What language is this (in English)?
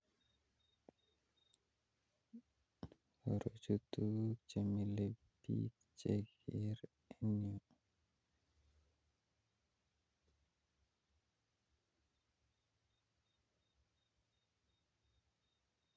Kalenjin